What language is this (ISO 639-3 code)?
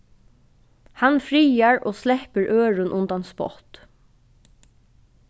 fao